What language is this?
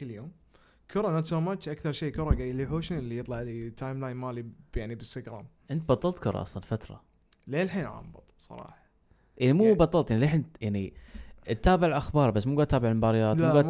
Arabic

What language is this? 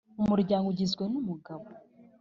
Kinyarwanda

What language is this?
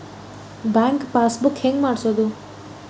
Kannada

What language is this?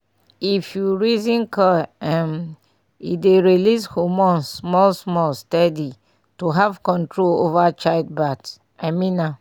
Nigerian Pidgin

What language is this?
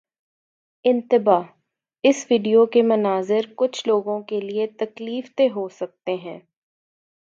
Urdu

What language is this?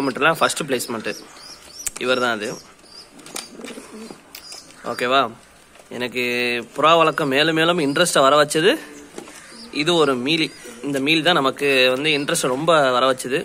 Romanian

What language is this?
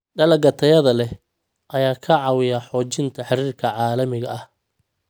Somali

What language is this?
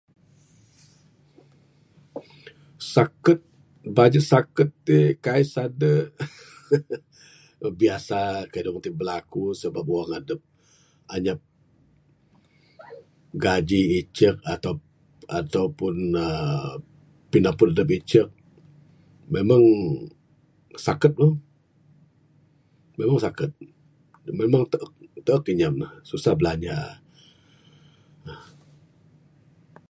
Bukar-Sadung Bidayuh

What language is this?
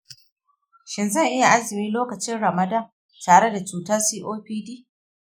Hausa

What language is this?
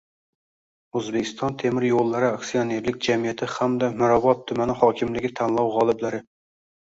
Uzbek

